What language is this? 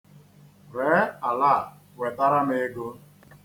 Igbo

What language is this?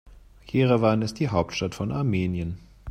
German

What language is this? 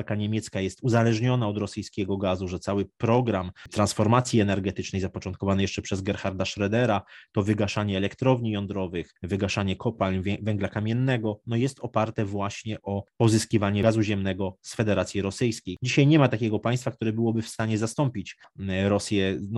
Polish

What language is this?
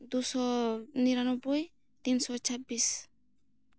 Santali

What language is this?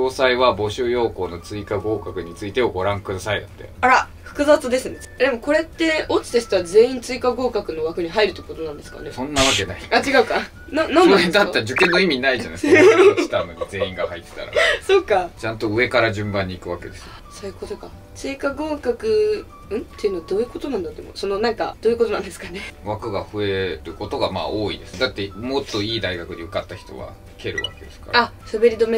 Japanese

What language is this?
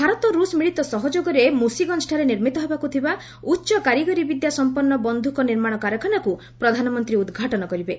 Odia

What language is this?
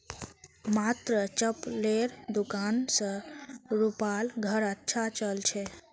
Magahi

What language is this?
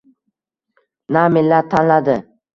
Uzbek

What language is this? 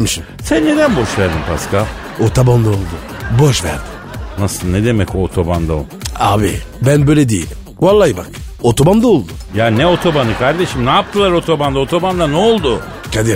Turkish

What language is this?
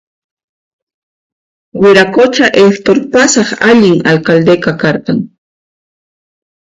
Puno Quechua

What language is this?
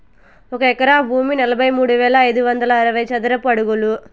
Telugu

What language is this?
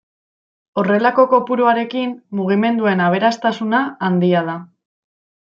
Basque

